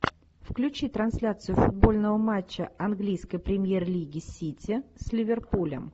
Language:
Russian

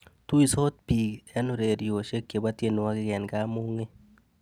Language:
Kalenjin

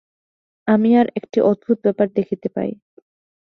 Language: Bangla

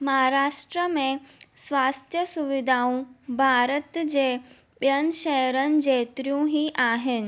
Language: Sindhi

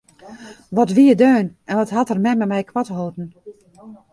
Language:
Western Frisian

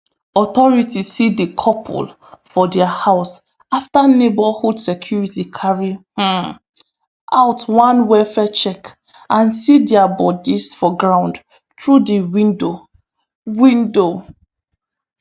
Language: Nigerian Pidgin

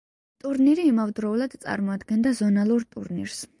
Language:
Georgian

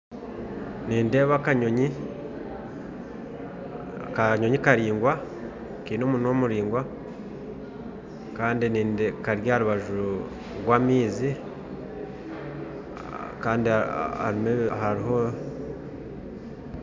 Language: Nyankole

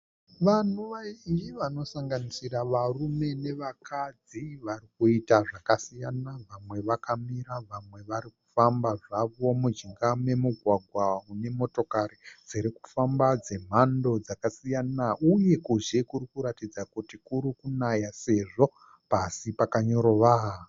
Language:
Shona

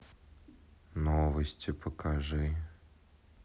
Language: Russian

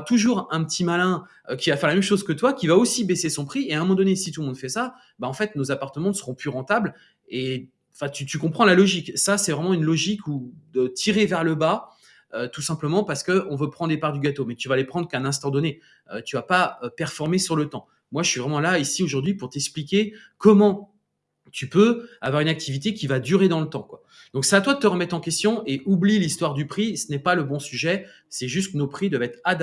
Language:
French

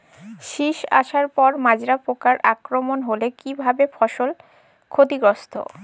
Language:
Bangla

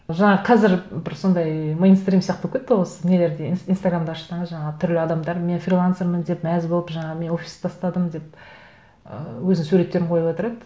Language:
Kazakh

